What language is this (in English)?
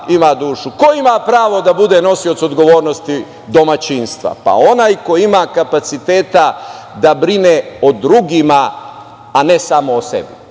Serbian